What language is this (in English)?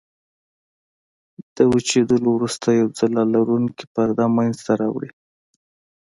Pashto